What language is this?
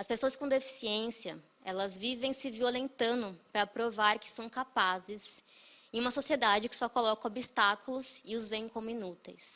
Portuguese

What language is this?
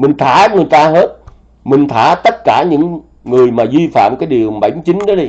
Vietnamese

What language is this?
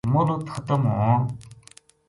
Gujari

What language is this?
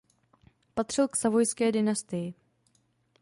Czech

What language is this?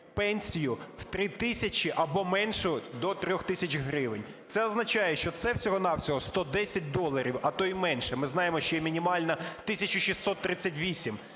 Ukrainian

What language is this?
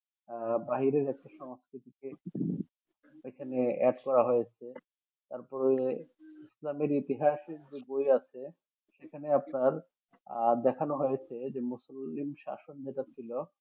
Bangla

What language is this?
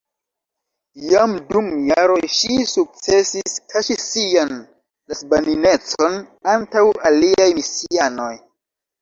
Esperanto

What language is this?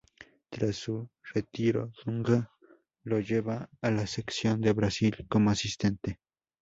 Spanish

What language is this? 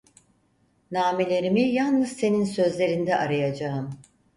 Turkish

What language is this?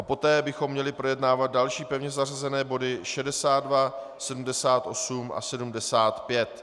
Czech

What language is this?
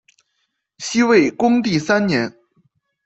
Chinese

